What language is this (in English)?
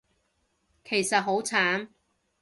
Cantonese